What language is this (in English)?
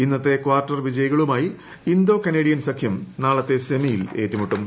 Malayalam